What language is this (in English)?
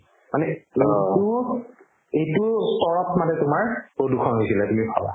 Assamese